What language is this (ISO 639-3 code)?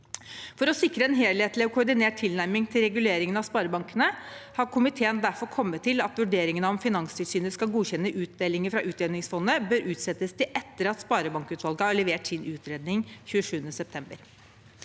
nor